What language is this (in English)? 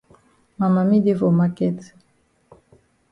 Cameroon Pidgin